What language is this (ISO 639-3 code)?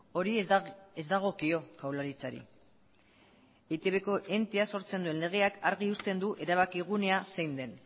eus